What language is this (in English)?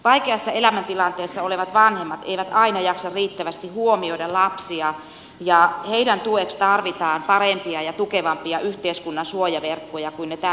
Finnish